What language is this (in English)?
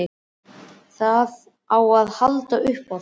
Icelandic